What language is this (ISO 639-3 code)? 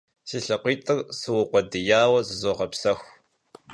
kbd